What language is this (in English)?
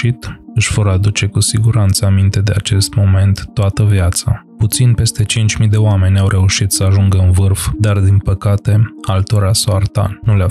Romanian